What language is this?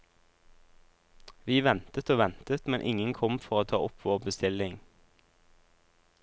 Norwegian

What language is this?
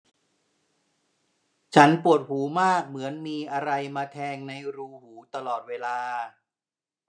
Thai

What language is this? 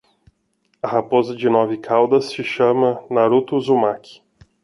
Portuguese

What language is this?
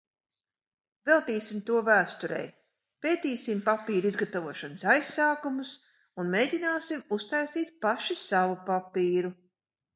Latvian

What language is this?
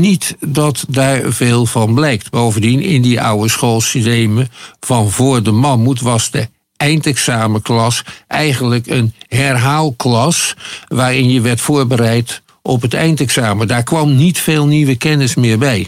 Dutch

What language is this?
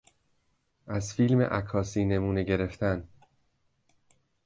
Persian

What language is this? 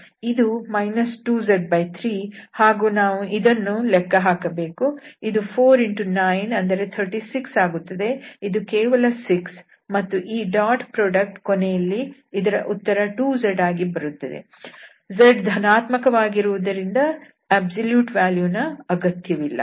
Kannada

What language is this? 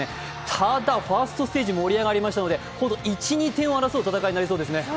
Japanese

